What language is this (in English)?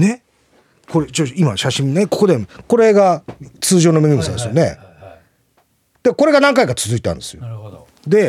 Japanese